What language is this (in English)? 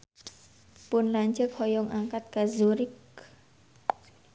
Sundanese